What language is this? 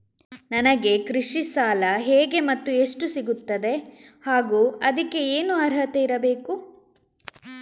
Kannada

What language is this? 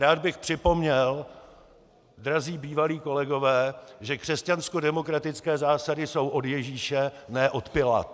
Czech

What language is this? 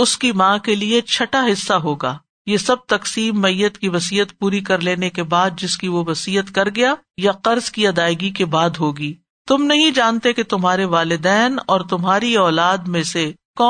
Urdu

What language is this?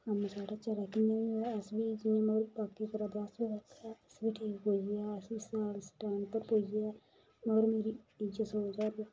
Dogri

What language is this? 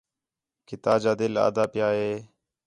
Khetrani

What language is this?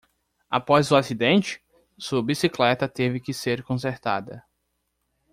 Portuguese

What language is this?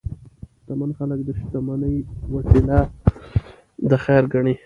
Pashto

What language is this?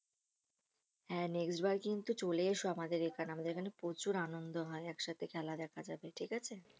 Bangla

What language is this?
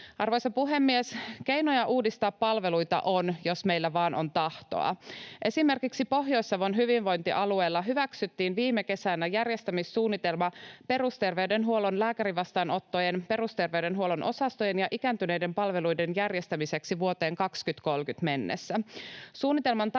Finnish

